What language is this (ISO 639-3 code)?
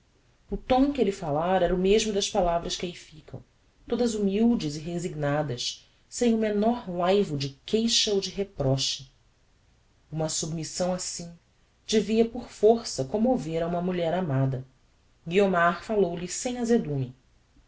por